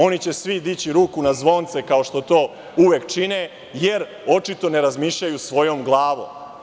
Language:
Serbian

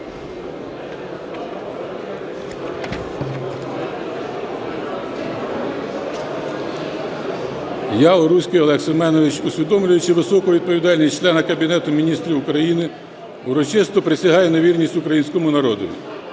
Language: Ukrainian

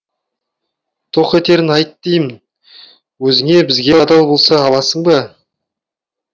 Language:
Kazakh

